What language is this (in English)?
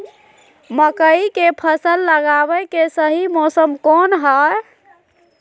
Magahi